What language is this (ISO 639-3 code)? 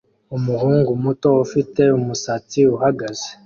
kin